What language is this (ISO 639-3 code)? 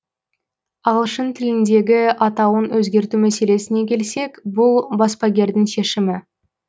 kaz